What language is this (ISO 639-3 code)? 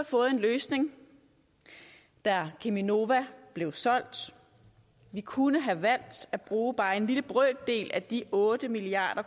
dan